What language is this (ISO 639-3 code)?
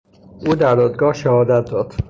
fas